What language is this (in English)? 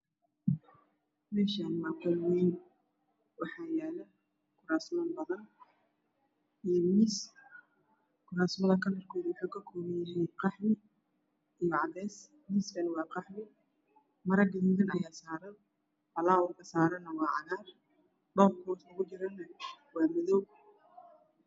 Somali